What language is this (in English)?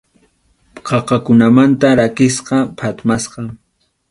Arequipa-La Unión Quechua